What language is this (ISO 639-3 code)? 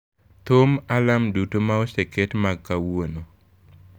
luo